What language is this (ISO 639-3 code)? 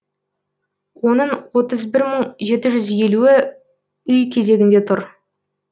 kaz